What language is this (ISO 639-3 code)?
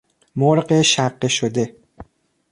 fas